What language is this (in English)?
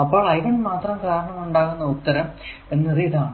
Malayalam